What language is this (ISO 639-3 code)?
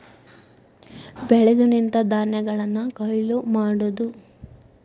kan